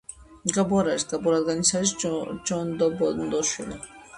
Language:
Georgian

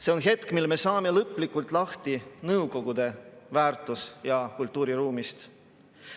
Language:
Estonian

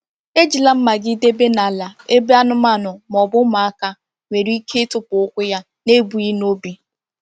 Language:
Igbo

